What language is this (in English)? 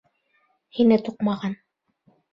Bashkir